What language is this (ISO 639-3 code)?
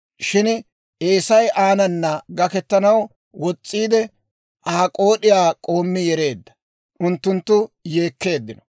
dwr